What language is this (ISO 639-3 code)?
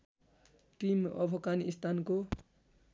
nep